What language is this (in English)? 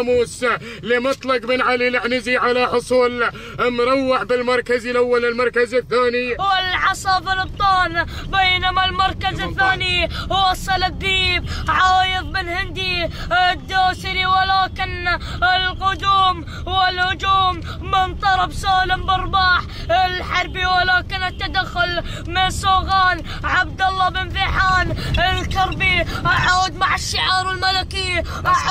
Arabic